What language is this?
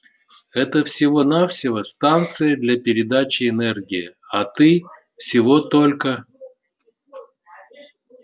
Russian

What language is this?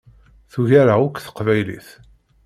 Kabyle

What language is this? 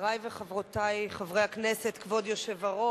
Hebrew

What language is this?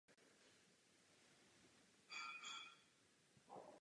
Czech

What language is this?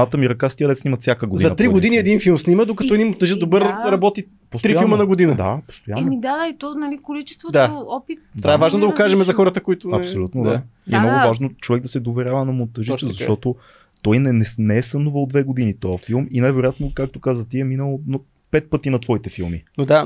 Bulgarian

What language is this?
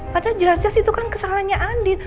Indonesian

